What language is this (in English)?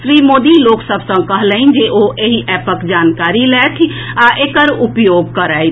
Maithili